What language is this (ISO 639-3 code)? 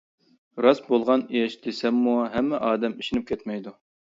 uig